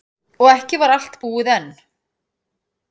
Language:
Icelandic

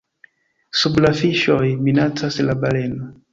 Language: Esperanto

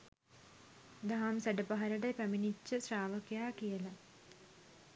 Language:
Sinhala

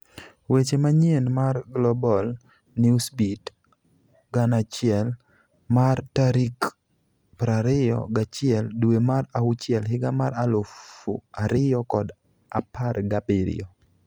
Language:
Luo (Kenya and Tanzania)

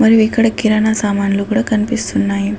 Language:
Telugu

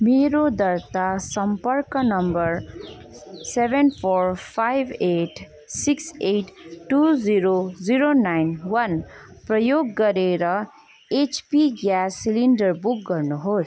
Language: Nepali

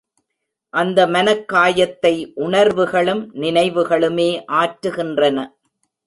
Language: Tamil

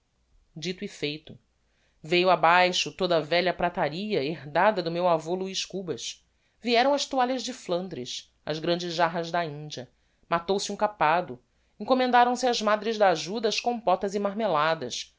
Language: Portuguese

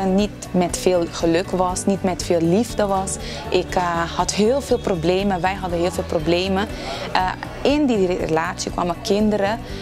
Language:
Dutch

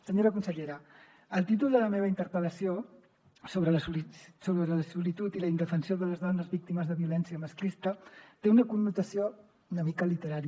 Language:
Catalan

